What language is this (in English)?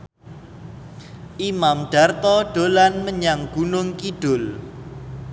Javanese